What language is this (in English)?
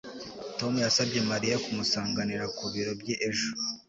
Kinyarwanda